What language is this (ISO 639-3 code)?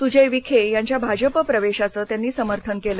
mar